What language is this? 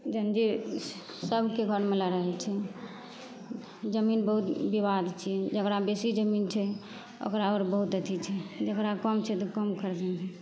Maithili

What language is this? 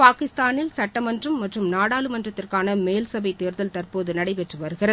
Tamil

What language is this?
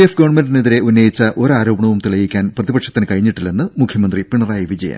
Malayalam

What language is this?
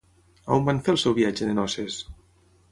Catalan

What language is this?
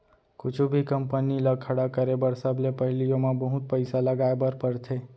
Chhattisgarhi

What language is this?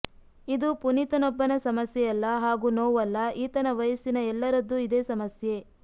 Kannada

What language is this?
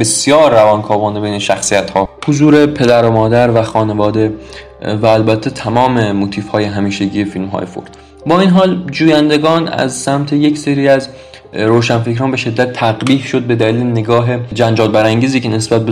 Persian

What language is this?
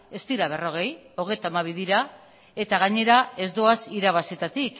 Basque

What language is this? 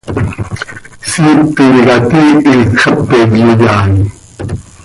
Seri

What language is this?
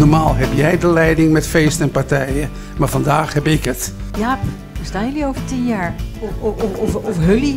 Dutch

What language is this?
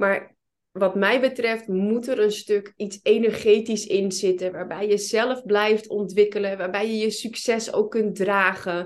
Dutch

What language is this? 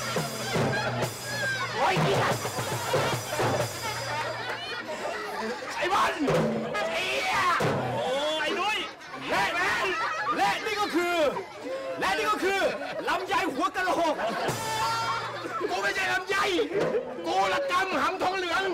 Thai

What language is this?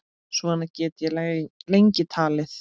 Icelandic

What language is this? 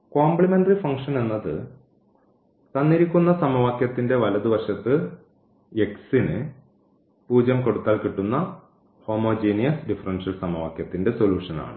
Malayalam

